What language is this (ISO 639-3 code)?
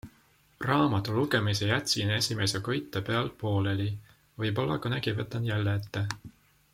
est